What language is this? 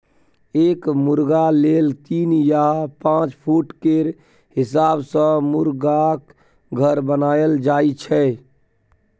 Maithili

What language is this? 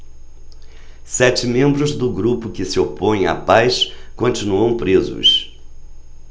Portuguese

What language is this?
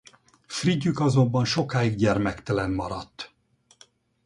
Hungarian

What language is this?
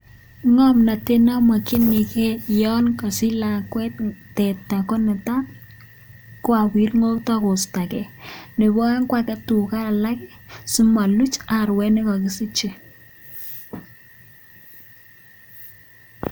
Kalenjin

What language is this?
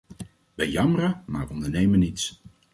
Dutch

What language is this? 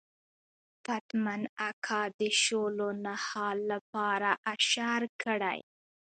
Pashto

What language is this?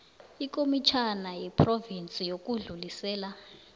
South Ndebele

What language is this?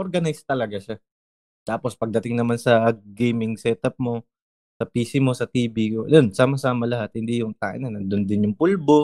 Filipino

